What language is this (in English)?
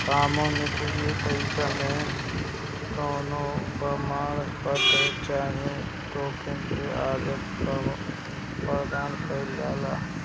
Bhojpuri